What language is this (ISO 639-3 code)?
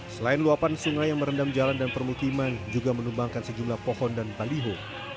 ind